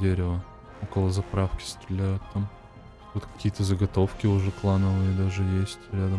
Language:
Russian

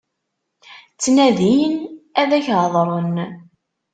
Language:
Kabyle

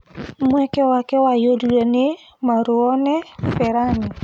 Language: Kikuyu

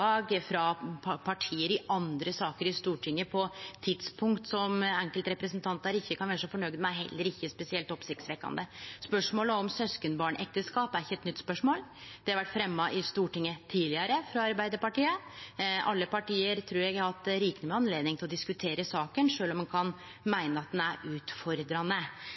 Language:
Norwegian Nynorsk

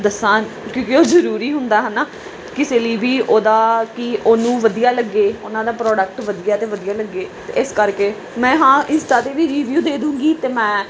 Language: Punjabi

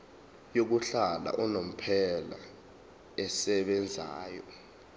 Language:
Zulu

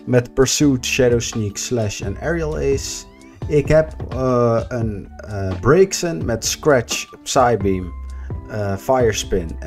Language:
Dutch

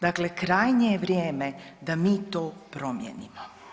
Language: Croatian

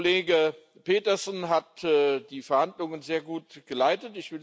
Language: German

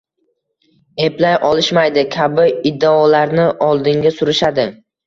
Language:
Uzbek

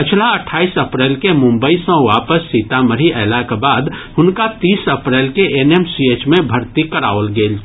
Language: Maithili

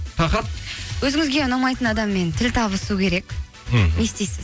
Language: Kazakh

